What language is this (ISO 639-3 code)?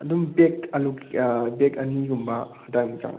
mni